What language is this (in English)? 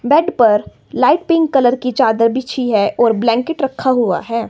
Hindi